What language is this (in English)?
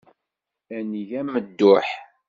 Kabyle